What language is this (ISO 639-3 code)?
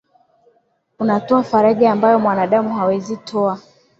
swa